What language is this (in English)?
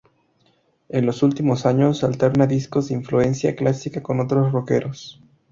Spanish